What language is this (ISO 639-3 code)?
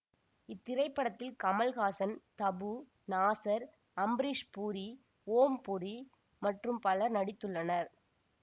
tam